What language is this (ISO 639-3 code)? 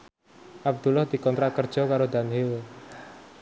jav